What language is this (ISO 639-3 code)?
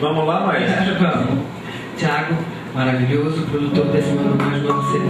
por